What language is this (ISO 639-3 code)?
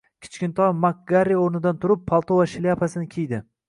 uzb